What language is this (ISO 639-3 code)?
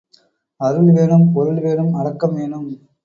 tam